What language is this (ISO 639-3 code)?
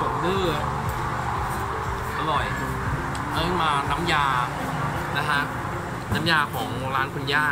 tha